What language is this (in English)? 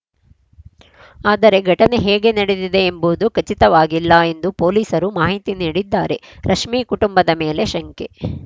Kannada